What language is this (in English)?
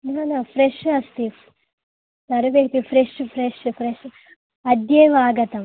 Sanskrit